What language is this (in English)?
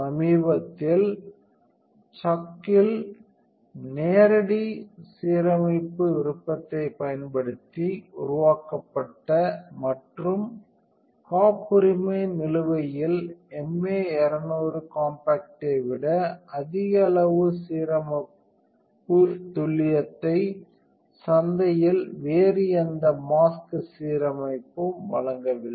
Tamil